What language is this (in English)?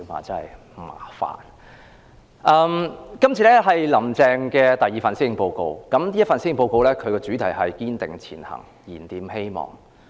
Cantonese